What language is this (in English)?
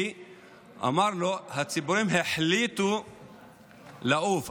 Hebrew